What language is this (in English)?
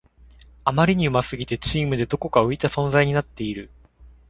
Japanese